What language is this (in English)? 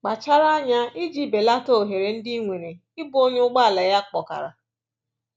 Igbo